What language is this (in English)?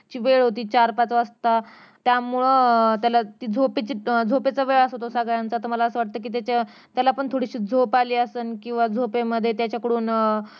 Marathi